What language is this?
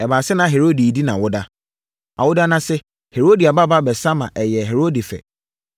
Akan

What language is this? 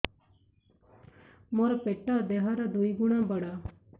Odia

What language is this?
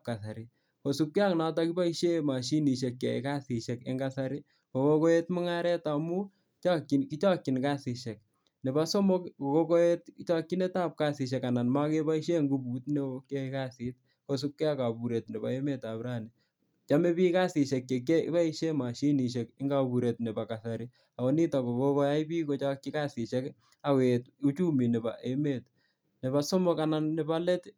Kalenjin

